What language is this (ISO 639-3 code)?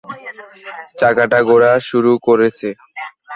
ben